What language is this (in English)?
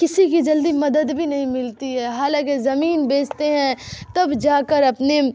Urdu